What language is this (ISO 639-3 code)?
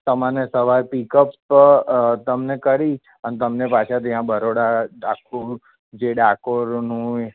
guj